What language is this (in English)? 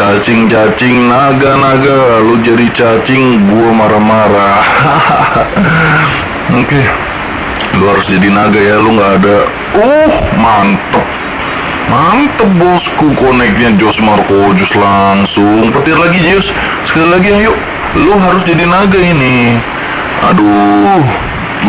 Indonesian